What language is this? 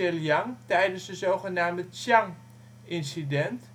Dutch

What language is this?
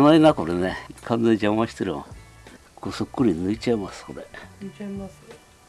Japanese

